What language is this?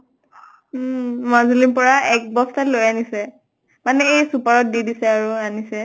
Assamese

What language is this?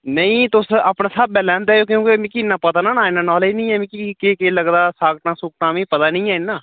Dogri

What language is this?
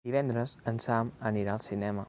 Catalan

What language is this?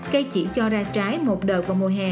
Vietnamese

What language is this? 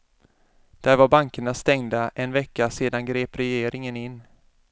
Swedish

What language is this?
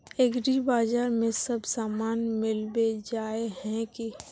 Magahi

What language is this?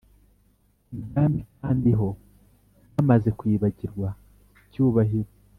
Kinyarwanda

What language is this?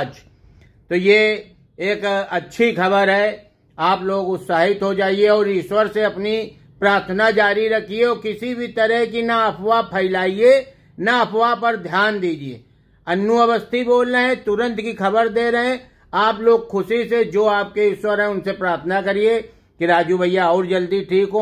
Hindi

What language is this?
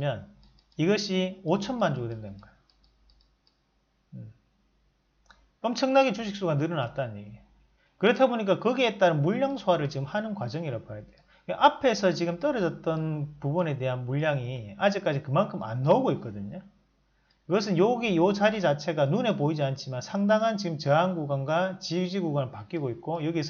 Korean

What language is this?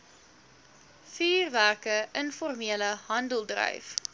Afrikaans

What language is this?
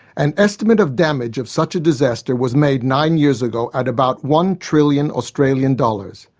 English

